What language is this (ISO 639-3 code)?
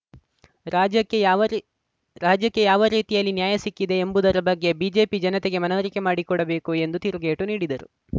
kan